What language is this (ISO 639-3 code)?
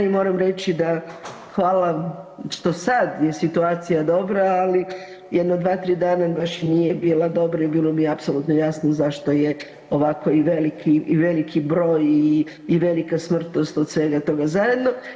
hrv